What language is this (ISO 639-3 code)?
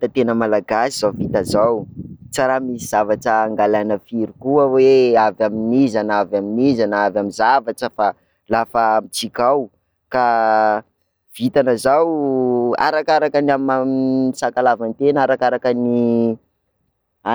skg